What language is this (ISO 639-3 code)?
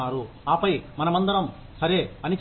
tel